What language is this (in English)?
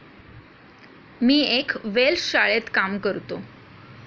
Marathi